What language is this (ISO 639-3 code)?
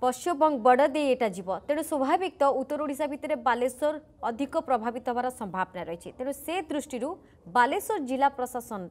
hin